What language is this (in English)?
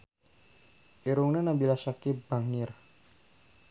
Sundanese